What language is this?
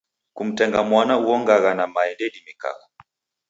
Taita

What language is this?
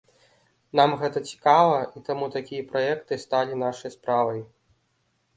Belarusian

